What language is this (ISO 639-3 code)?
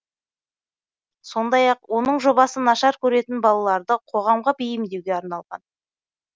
kaz